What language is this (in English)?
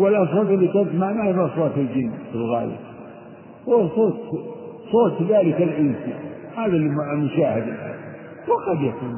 Arabic